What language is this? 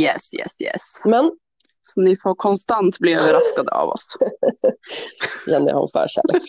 Swedish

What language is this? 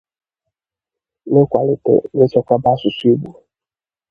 Igbo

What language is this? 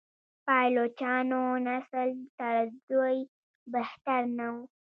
Pashto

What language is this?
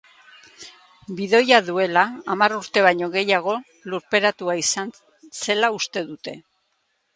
Basque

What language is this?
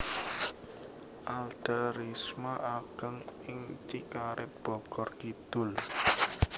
Javanese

